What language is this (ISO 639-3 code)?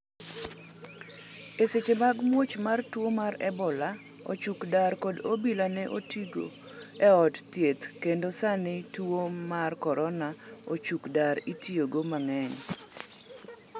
luo